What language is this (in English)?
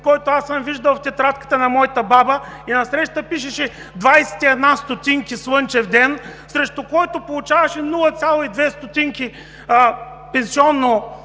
Bulgarian